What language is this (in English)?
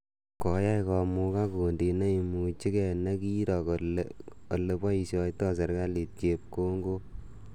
Kalenjin